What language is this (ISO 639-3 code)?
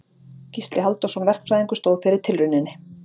isl